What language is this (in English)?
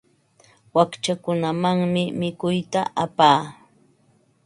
Ambo-Pasco Quechua